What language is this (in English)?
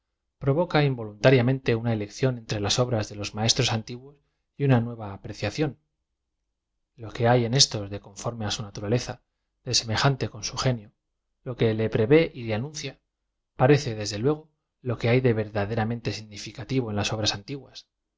Spanish